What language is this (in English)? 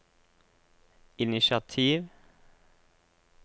Norwegian